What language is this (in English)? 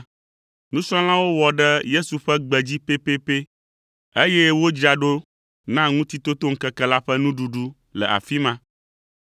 Ewe